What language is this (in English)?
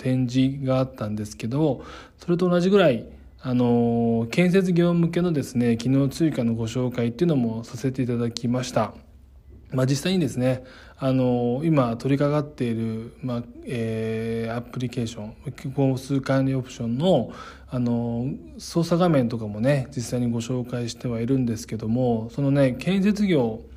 Japanese